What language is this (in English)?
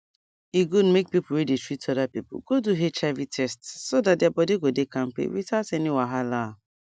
Nigerian Pidgin